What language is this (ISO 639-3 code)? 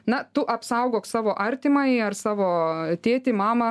lit